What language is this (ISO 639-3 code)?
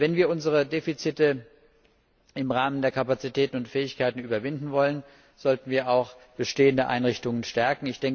deu